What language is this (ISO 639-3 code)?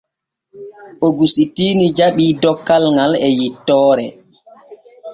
fue